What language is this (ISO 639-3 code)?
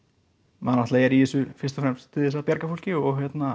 isl